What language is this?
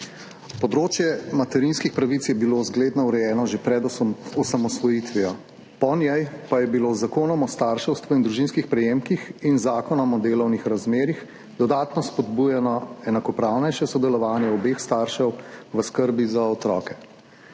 Slovenian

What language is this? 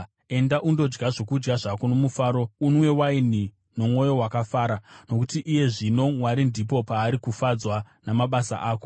Shona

